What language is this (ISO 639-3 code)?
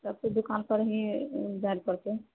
mai